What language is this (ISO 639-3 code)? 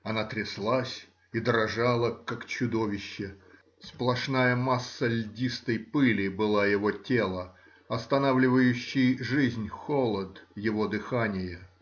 rus